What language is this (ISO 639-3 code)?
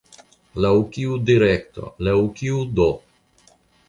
epo